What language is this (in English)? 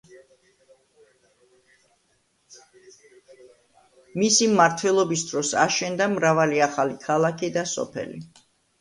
Georgian